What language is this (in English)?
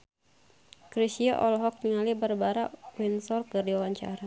Sundanese